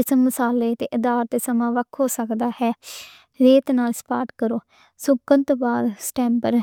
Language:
Western Panjabi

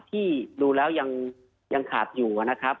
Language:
Thai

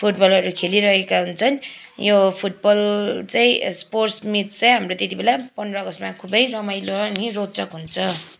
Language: Nepali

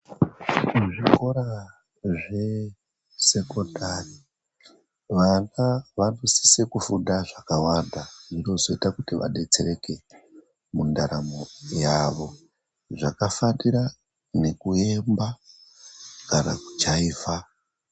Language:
Ndau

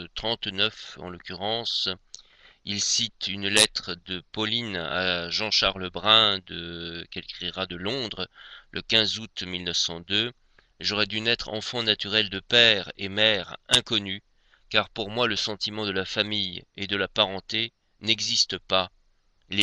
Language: French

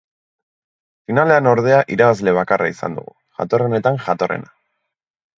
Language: Basque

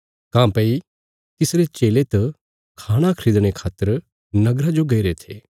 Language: Bilaspuri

